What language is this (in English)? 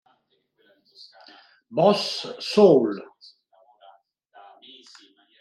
Italian